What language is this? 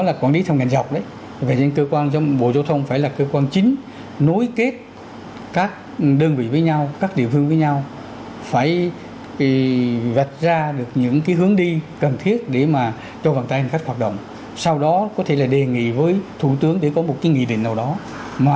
Vietnamese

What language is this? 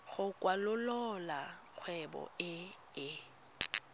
Tswana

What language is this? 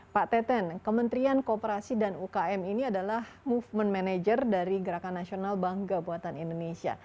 Indonesian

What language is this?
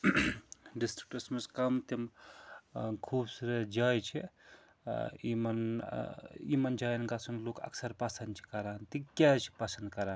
Kashmiri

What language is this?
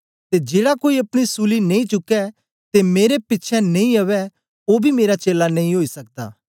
Dogri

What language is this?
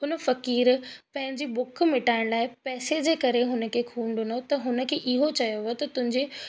Sindhi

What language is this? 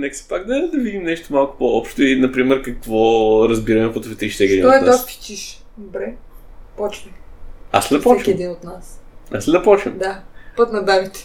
Bulgarian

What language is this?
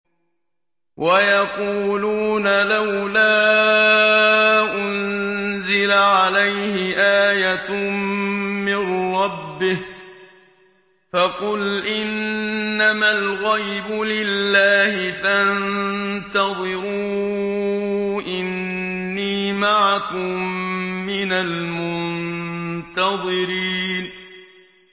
Arabic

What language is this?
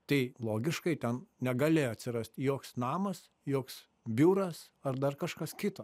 Lithuanian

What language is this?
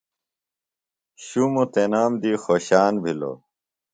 Phalura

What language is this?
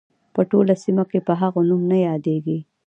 Pashto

